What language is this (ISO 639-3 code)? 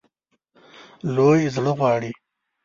pus